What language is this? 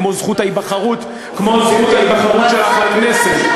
Hebrew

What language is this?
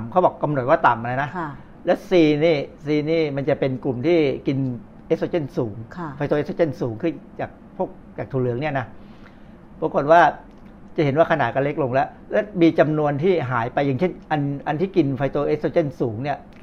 Thai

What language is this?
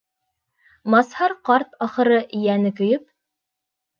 Bashkir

